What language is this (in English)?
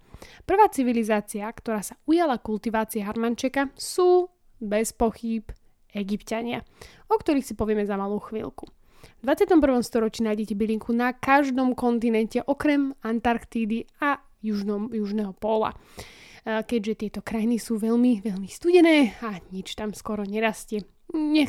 Slovak